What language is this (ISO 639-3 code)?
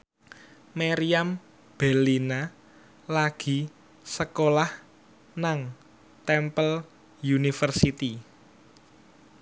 jav